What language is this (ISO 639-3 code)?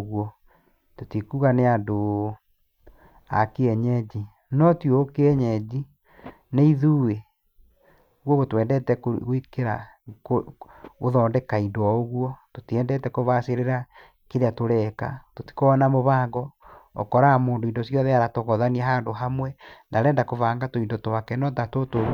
kik